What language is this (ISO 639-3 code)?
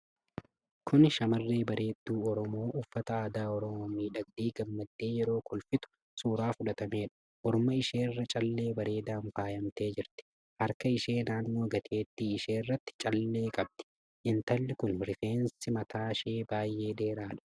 orm